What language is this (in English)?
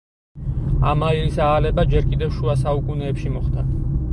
Georgian